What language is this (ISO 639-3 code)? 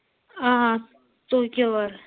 kas